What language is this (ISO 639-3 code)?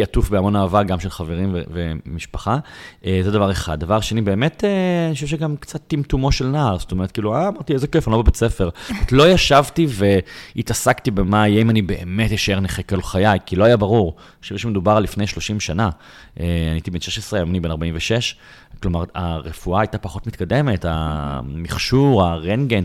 heb